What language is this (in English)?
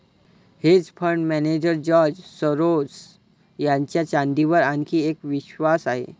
Marathi